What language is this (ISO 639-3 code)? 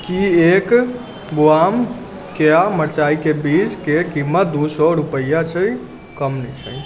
mai